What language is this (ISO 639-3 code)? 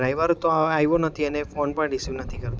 guj